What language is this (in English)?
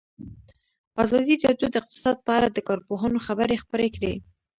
Pashto